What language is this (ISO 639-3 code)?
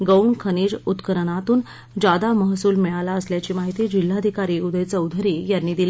mar